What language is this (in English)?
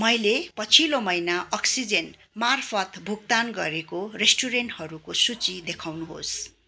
Nepali